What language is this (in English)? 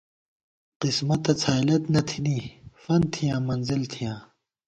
Gawar-Bati